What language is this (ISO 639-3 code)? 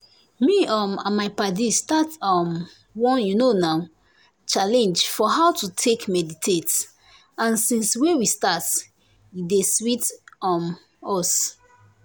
pcm